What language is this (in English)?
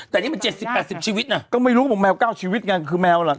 Thai